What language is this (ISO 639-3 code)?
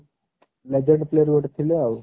ori